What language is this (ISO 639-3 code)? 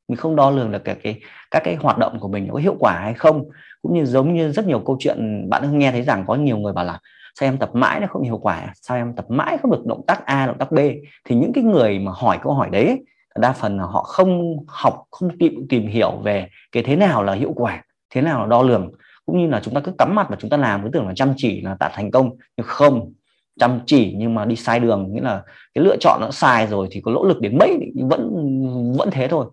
vie